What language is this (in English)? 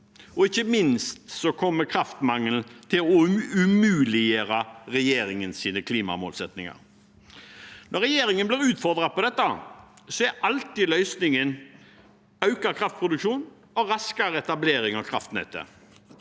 Norwegian